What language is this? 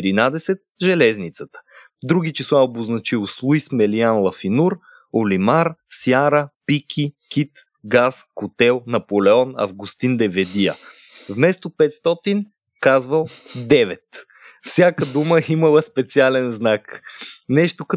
Bulgarian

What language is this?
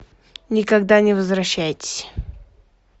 Russian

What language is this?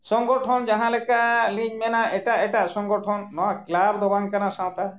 Santali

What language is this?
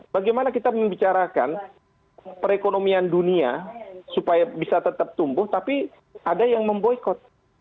Indonesian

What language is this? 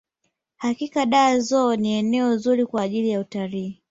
Swahili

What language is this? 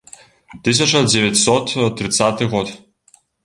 Belarusian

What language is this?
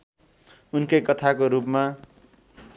Nepali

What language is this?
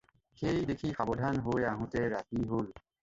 Assamese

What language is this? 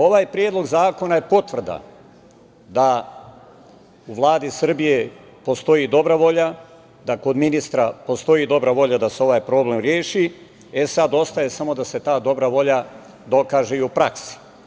Serbian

